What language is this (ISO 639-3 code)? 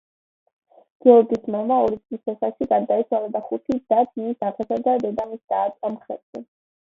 kat